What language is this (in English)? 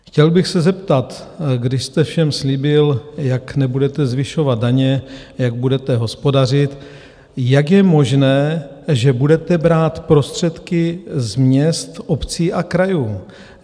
Czech